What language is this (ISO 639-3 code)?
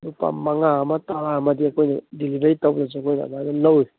mni